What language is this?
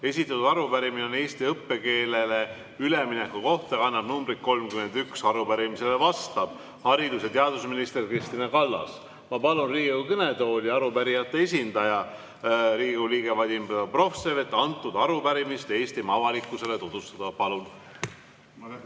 Estonian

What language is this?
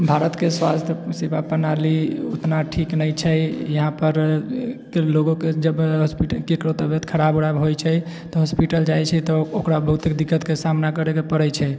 Maithili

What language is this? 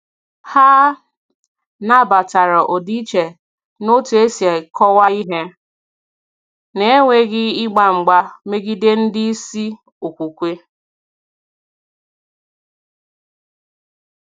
Igbo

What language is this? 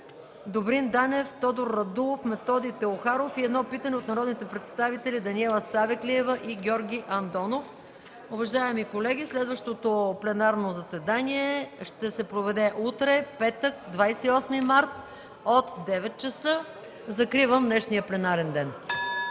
Bulgarian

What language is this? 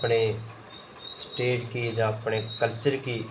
Dogri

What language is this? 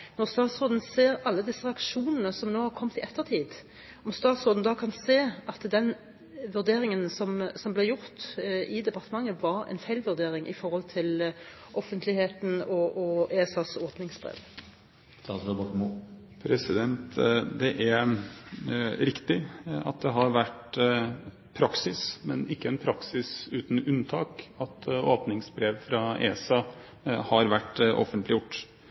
Norwegian Bokmål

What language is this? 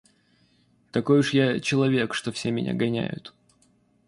Russian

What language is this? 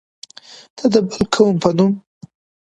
Pashto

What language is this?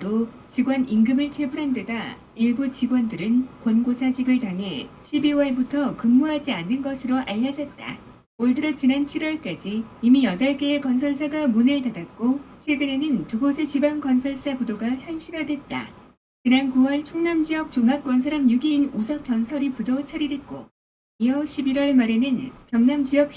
Korean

